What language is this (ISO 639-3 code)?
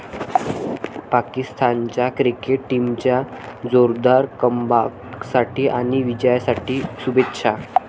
mar